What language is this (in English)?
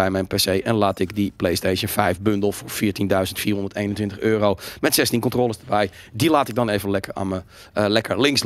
Dutch